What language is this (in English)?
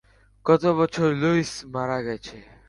Bangla